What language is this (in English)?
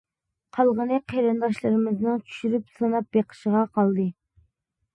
Uyghur